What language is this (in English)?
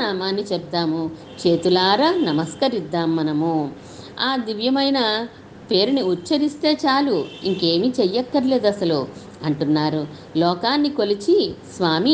Telugu